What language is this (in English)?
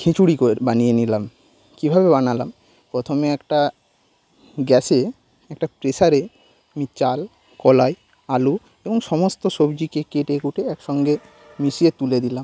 Bangla